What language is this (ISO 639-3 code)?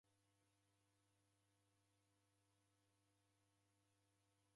dav